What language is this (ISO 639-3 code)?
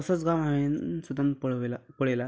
kok